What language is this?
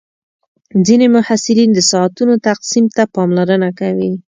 Pashto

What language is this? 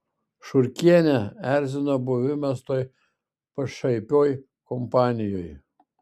Lithuanian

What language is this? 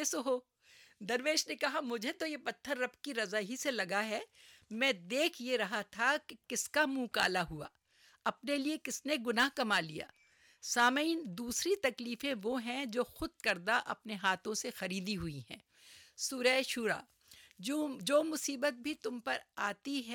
Urdu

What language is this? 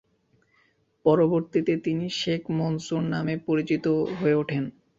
Bangla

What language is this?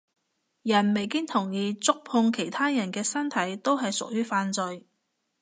Cantonese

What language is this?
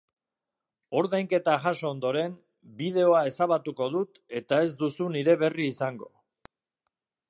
Basque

